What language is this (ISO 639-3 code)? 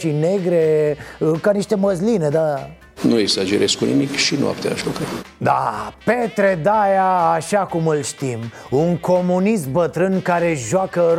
ron